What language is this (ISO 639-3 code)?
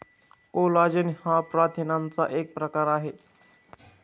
mar